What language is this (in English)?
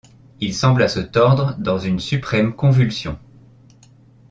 French